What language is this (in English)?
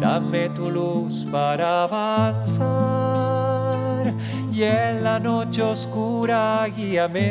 Spanish